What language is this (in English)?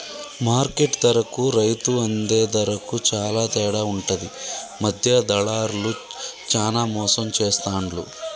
Telugu